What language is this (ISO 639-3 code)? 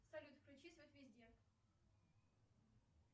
rus